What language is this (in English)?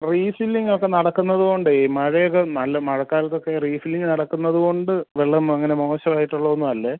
Malayalam